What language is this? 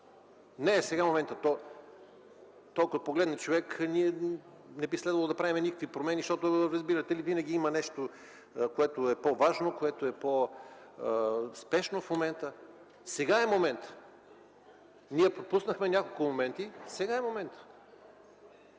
Bulgarian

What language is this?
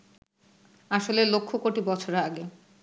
Bangla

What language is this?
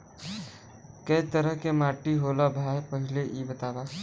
Bhojpuri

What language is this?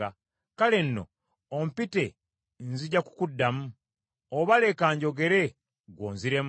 Ganda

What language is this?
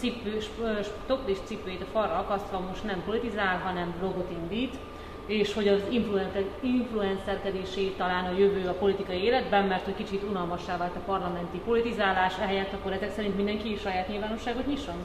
Hungarian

